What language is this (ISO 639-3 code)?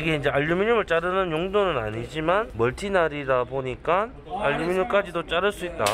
kor